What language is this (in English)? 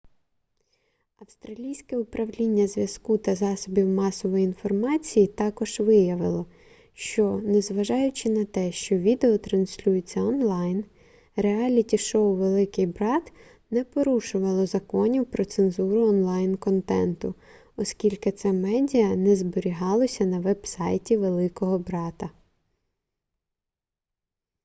Ukrainian